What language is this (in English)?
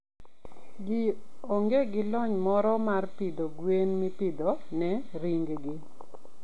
Luo (Kenya and Tanzania)